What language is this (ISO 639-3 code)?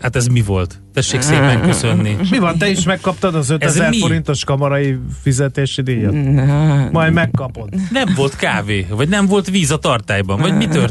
hun